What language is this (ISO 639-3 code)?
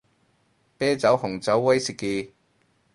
yue